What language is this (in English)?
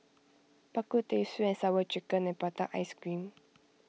English